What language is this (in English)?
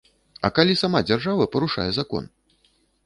Belarusian